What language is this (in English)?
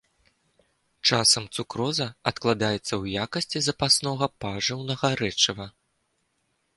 Belarusian